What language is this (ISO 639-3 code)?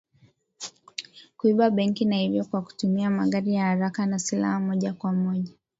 swa